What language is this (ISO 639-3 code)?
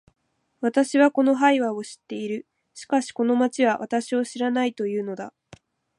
jpn